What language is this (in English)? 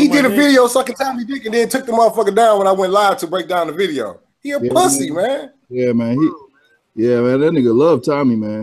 English